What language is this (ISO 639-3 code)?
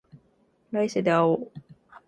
jpn